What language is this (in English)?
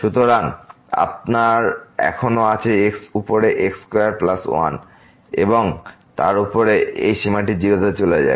Bangla